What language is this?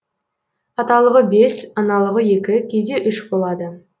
Kazakh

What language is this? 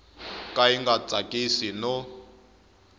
Tsonga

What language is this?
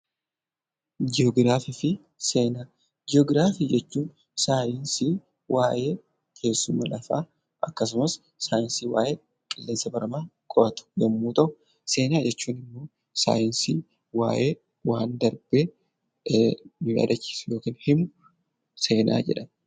Oromo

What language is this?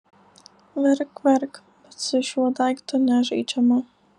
Lithuanian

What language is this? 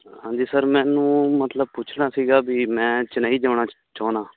Punjabi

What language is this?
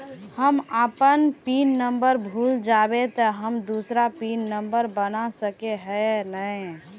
Magahi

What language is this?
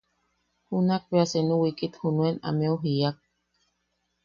Yaqui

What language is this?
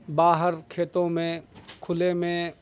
Urdu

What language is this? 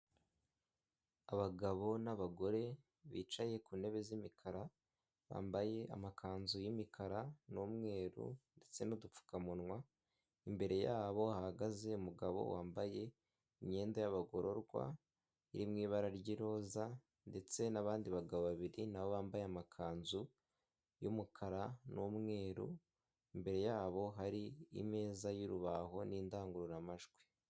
Kinyarwanda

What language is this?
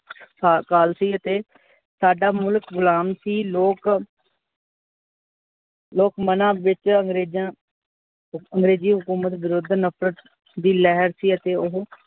Punjabi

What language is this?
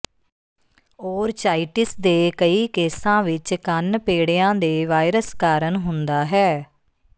Punjabi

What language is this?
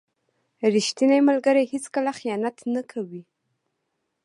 Pashto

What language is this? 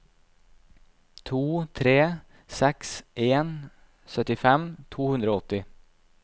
Norwegian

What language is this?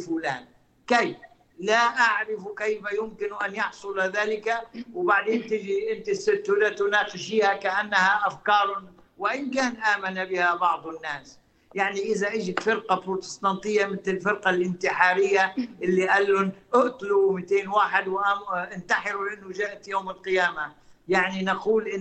Arabic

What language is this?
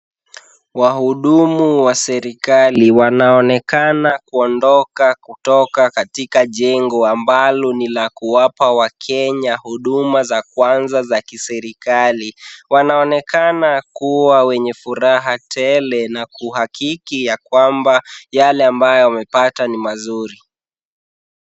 Swahili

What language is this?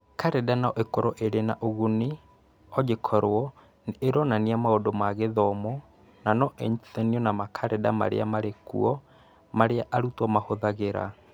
Kikuyu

